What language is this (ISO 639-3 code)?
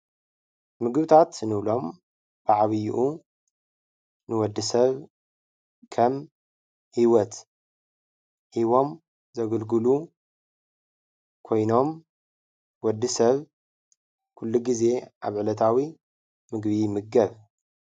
tir